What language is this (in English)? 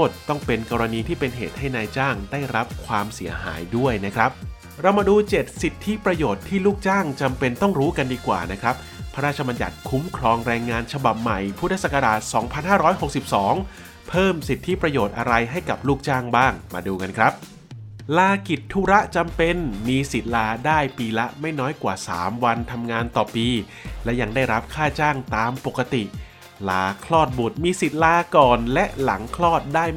Thai